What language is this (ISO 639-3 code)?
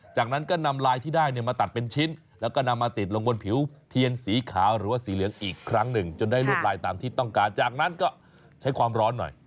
tha